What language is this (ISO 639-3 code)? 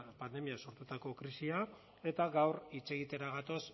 eus